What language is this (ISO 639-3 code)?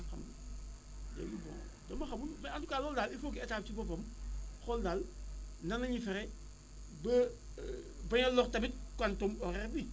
wol